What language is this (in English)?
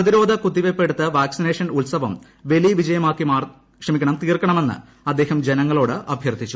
Malayalam